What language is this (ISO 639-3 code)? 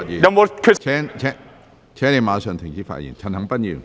yue